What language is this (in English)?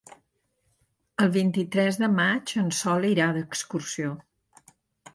Catalan